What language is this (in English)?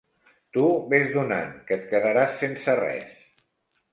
Catalan